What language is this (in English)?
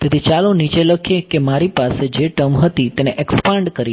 Gujarati